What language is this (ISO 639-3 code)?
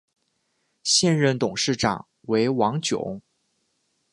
zho